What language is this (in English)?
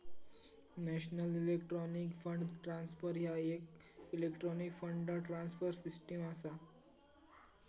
Marathi